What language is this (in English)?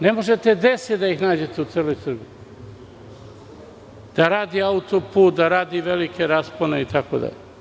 Serbian